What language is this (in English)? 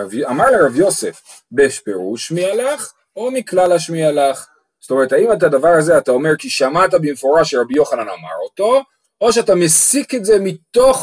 Hebrew